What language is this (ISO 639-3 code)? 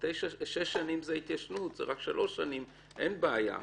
heb